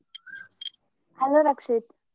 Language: Kannada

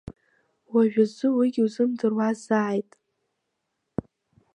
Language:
Abkhazian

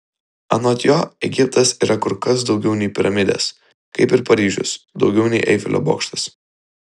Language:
Lithuanian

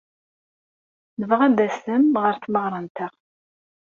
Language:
Kabyle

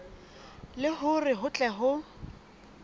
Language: Southern Sotho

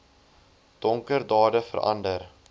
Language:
Afrikaans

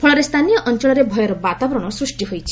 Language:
Odia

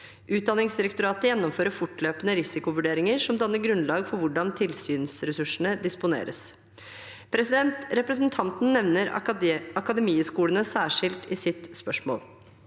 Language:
Norwegian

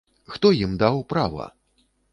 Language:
Belarusian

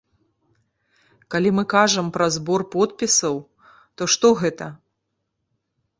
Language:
Belarusian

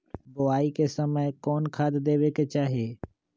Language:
Magahi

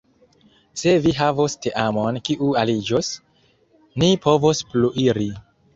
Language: Esperanto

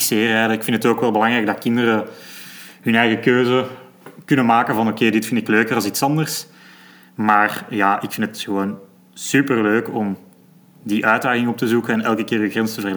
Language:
Dutch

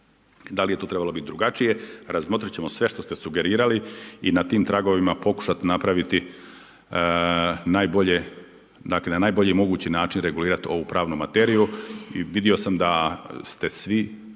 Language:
Croatian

